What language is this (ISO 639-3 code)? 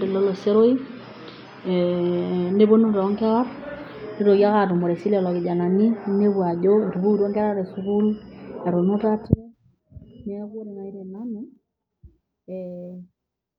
mas